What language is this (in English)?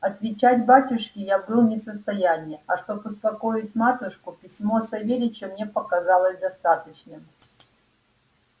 Russian